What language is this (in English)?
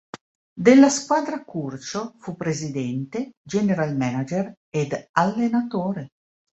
Italian